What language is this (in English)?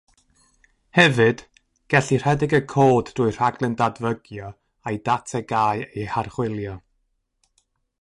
Welsh